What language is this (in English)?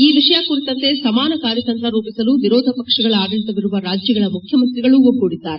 Kannada